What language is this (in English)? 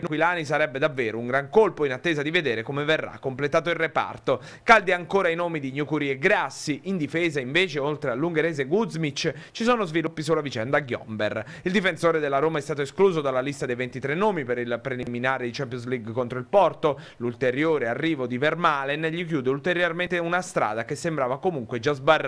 Italian